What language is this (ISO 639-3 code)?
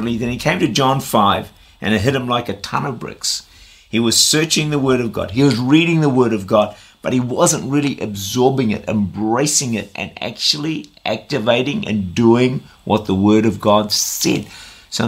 eng